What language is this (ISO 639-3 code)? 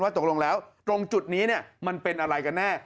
tha